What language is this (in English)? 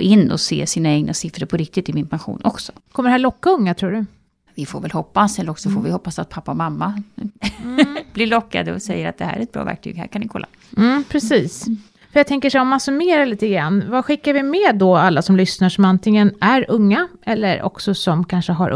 Swedish